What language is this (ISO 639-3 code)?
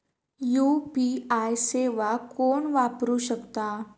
mar